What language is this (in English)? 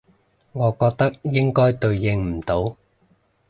Cantonese